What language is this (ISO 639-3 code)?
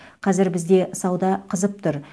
kaz